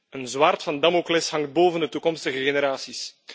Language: Dutch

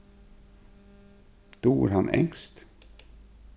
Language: Faroese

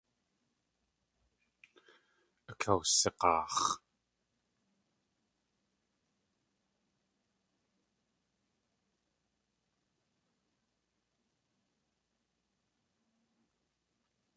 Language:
Tlingit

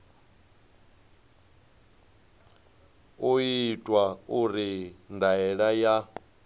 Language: Venda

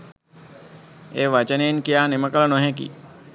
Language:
Sinhala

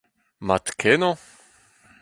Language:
Breton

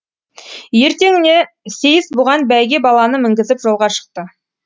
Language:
Kazakh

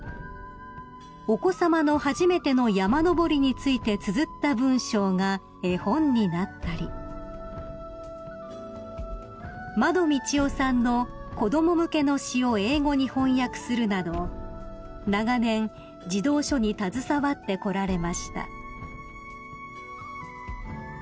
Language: Japanese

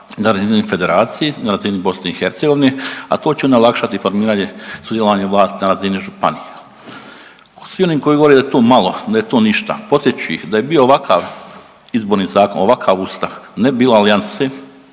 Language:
Croatian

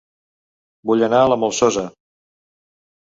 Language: Catalan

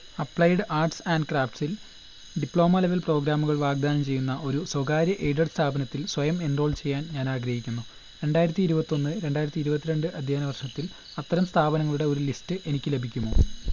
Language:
Malayalam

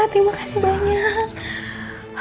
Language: Indonesian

